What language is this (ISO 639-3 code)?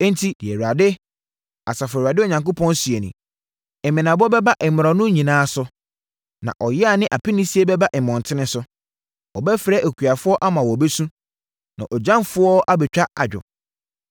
aka